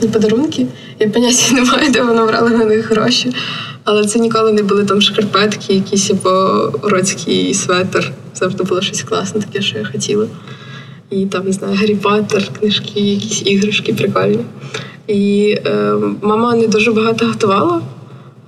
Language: Ukrainian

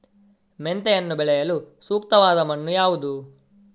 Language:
Kannada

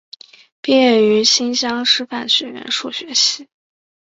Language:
Chinese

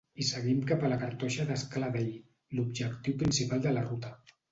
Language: Catalan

